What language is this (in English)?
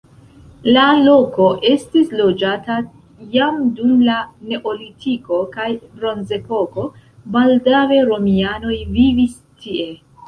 Esperanto